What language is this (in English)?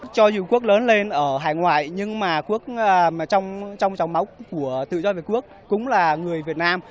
Vietnamese